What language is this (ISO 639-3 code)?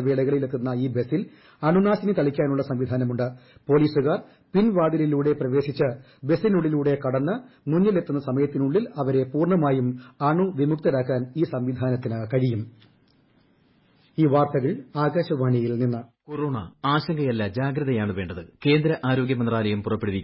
mal